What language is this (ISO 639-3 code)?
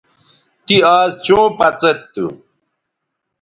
btv